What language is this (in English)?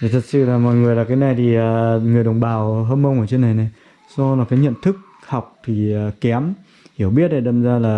Vietnamese